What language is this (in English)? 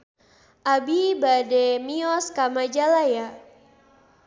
Sundanese